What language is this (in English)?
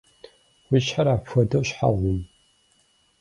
Kabardian